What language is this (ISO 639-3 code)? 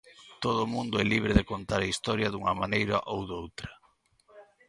glg